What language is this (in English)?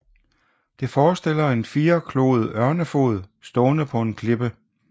Danish